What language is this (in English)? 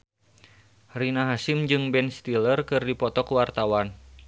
Sundanese